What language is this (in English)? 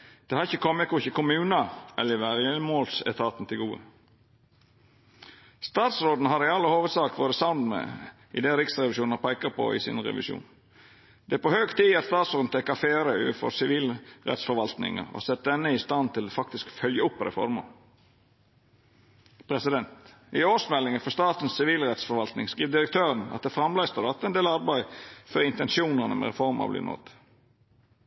Norwegian Nynorsk